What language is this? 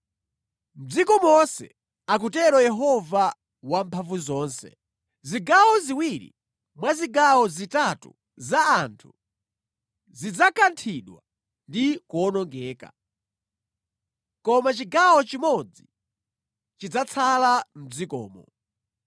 Nyanja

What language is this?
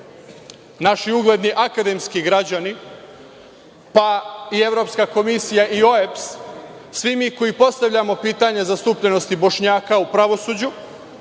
Serbian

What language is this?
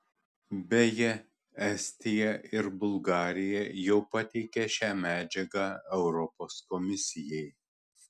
Lithuanian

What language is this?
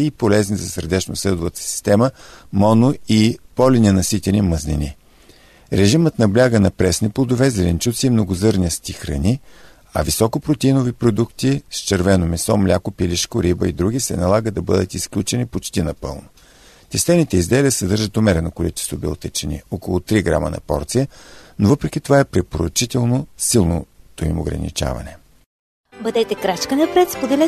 Bulgarian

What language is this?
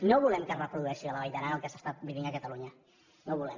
Catalan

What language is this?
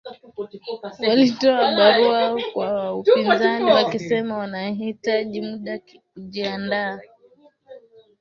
Swahili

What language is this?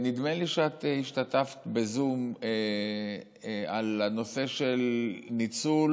Hebrew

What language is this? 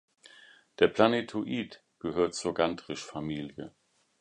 German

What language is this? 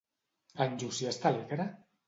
Catalan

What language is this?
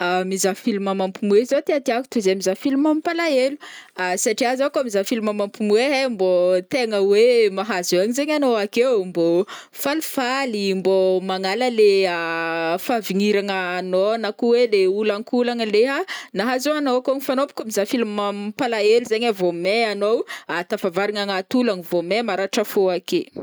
Northern Betsimisaraka Malagasy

